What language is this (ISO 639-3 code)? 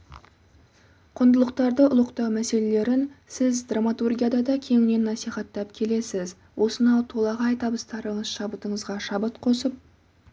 kaz